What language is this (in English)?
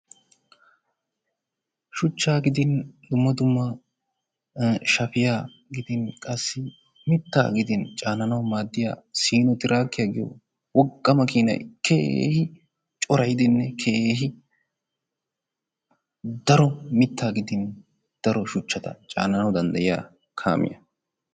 Wolaytta